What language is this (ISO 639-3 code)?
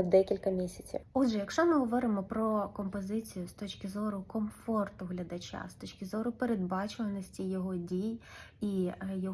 ukr